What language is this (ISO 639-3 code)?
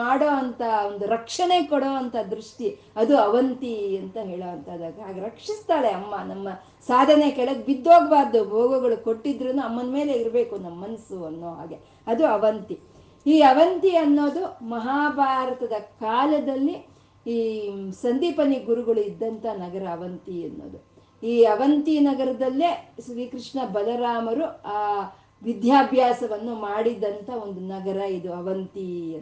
kan